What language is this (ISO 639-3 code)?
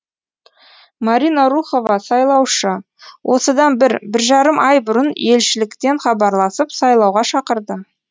kaz